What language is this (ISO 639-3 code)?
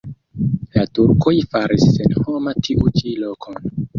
epo